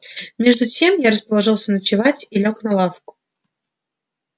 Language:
Russian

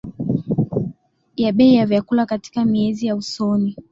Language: Swahili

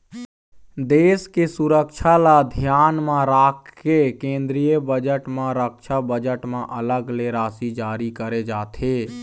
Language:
Chhattisgarhi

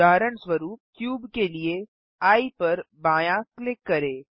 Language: Hindi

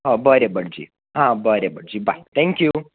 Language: Konkani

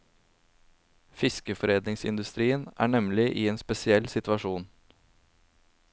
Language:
Norwegian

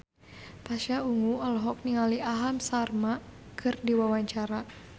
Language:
Sundanese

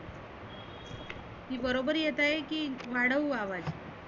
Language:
Marathi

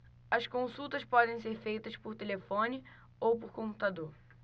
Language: Portuguese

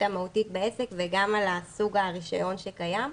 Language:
Hebrew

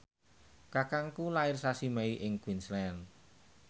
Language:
Javanese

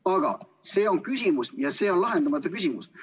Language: Estonian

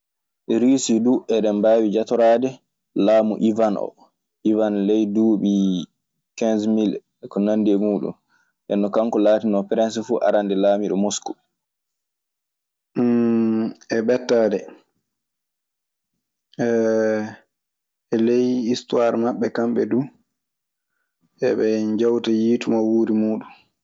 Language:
Maasina Fulfulde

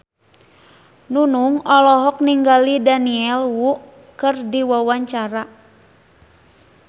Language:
Sundanese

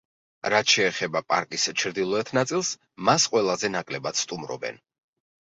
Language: Georgian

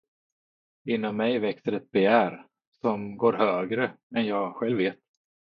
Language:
Swedish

